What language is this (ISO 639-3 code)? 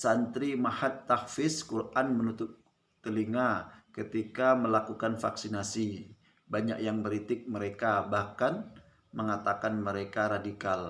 ind